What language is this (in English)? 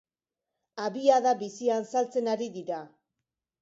Basque